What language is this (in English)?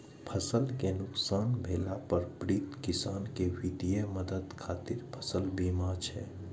Maithili